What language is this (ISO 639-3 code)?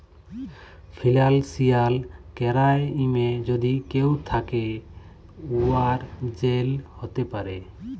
ben